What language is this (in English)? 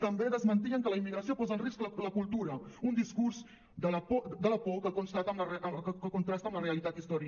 Catalan